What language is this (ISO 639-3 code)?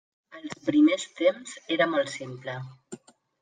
cat